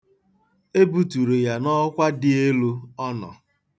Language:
Igbo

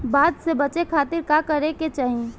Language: Bhojpuri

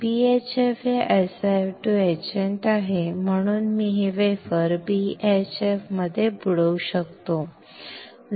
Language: Marathi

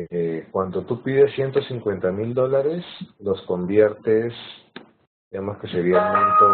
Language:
Spanish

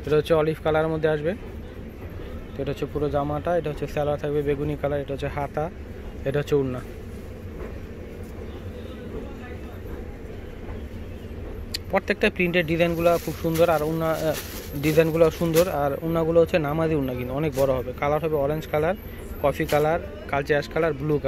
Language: Romanian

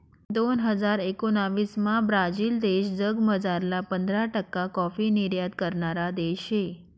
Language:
Marathi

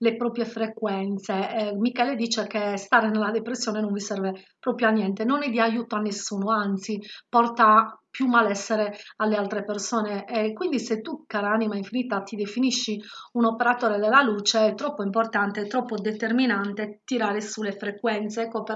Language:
Italian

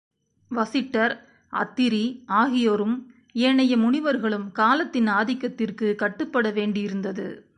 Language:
Tamil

